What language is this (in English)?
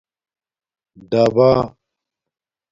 Domaaki